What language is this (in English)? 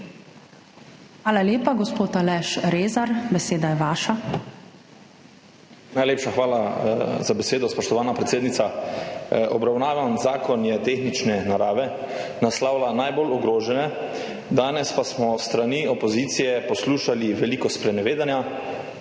Slovenian